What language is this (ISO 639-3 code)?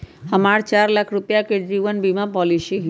mag